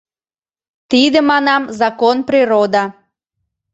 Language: Mari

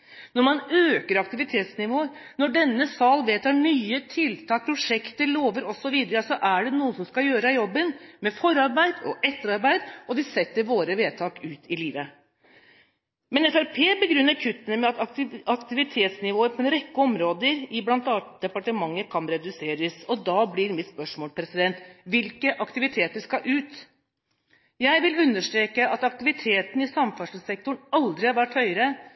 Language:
Norwegian Bokmål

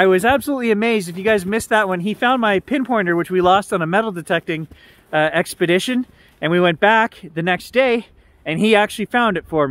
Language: English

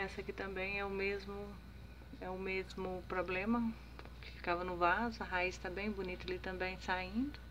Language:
Portuguese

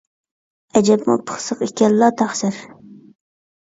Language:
Uyghur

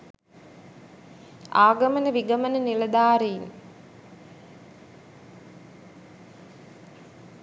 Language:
Sinhala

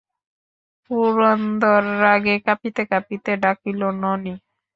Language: Bangla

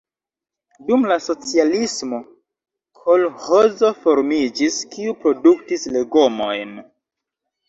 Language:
Esperanto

